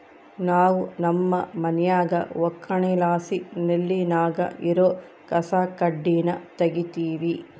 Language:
Kannada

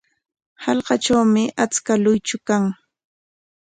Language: Corongo Ancash Quechua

